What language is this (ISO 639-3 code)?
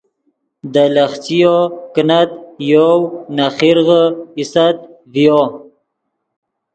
ydg